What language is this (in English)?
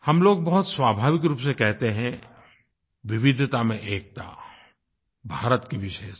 Hindi